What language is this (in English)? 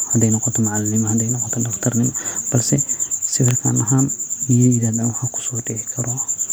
Somali